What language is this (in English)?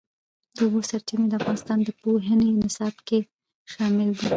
Pashto